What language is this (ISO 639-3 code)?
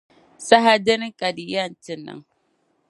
dag